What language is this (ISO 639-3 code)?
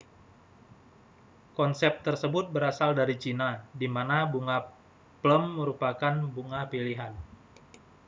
ind